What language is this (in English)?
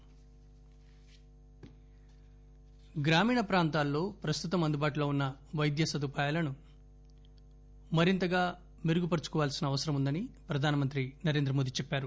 Telugu